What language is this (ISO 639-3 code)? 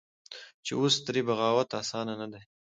pus